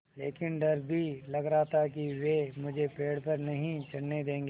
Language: Hindi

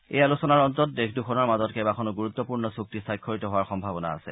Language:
Assamese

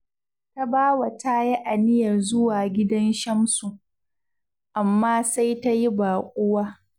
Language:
Hausa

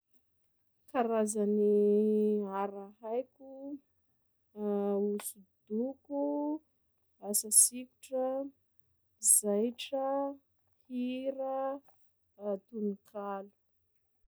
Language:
Sakalava Malagasy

